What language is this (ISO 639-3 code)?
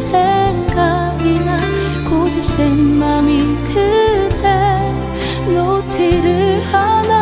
kor